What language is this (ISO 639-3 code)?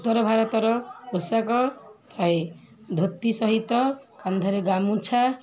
ori